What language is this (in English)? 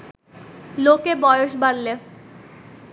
Bangla